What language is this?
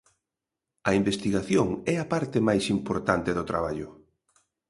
Galician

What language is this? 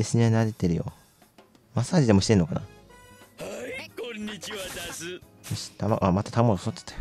Japanese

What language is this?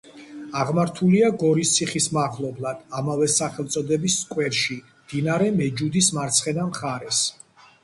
Georgian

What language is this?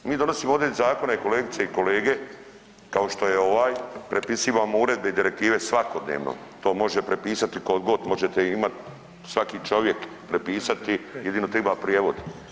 Croatian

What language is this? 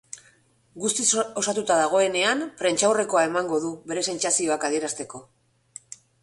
Basque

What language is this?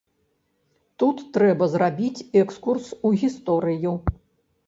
Belarusian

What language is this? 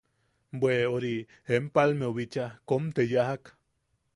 Yaqui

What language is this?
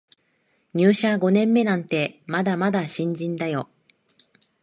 Japanese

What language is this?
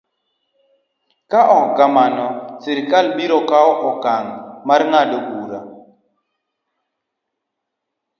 Luo (Kenya and Tanzania)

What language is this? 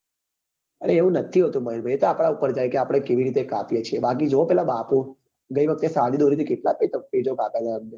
Gujarati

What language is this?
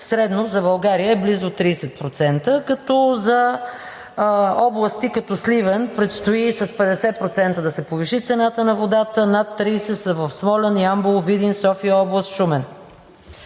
Bulgarian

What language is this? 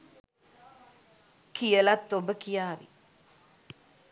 Sinhala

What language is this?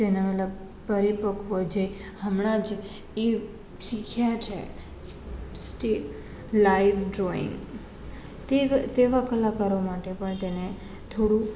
Gujarati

